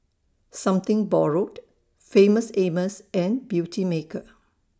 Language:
English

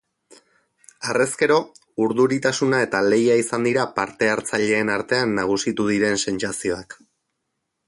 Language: Basque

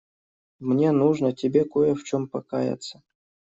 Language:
Russian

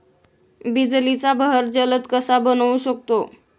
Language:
Marathi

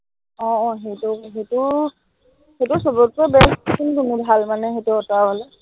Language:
Assamese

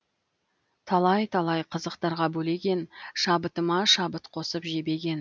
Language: Kazakh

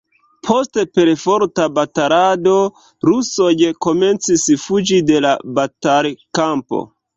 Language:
Esperanto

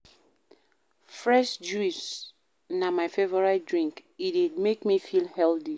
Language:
Nigerian Pidgin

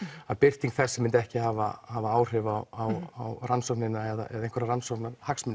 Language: Icelandic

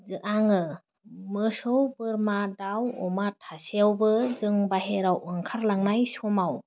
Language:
Bodo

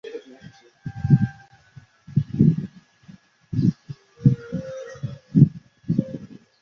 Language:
Chinese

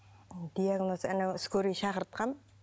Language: Kazakh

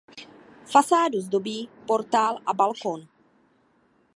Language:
Czech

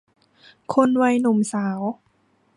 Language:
Thai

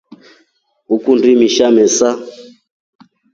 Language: Rombo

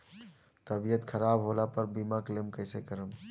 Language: Bhojpuri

